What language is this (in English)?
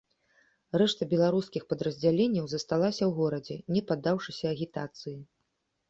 Belarusian